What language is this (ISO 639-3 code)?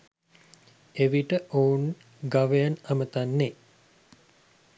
sin